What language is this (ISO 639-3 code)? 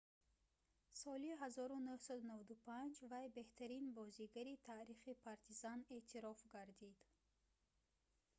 tgk